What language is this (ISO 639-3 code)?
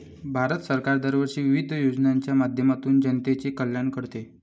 mar